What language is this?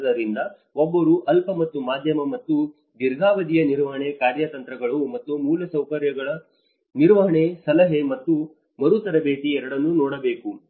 Kannada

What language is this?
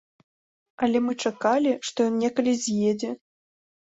Belarusian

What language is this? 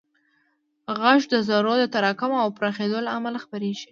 Pashto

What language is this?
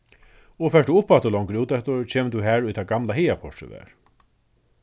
Faroese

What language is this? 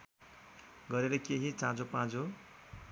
Nepali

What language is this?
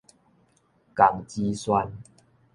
Min Nan Chinese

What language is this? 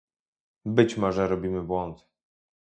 Polish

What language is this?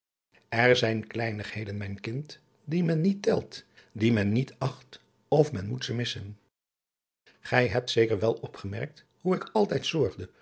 Dutch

